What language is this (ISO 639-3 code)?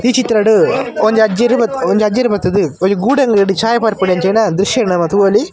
tcy